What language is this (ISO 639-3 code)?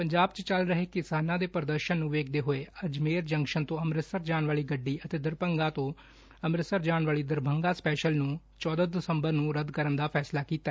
pan